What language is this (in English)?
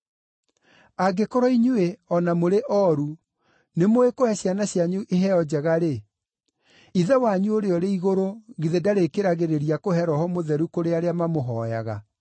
Kikuyu